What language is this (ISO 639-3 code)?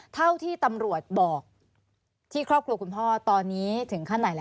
tha